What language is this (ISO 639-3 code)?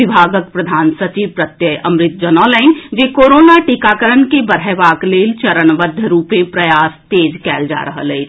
mai